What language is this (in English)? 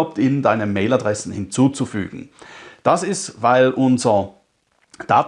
German